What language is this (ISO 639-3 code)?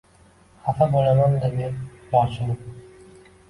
uzb